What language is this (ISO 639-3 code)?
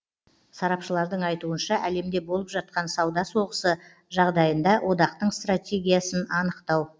kaz